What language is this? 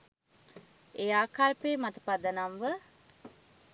Sinhala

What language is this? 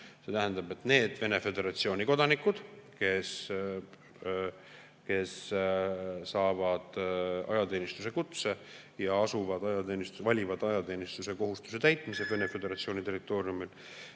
Estonian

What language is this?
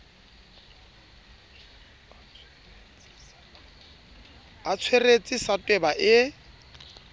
Southern Sotho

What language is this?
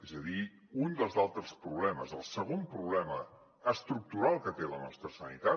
Catalan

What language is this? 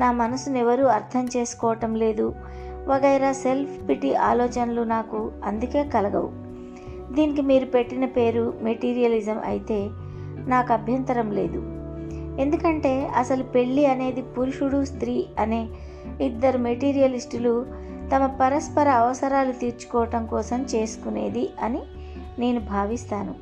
Telugu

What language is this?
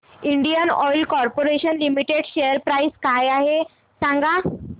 Marathi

